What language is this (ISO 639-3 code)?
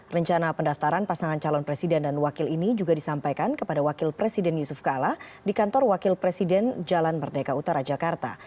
ind